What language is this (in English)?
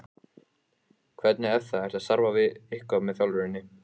Icelandic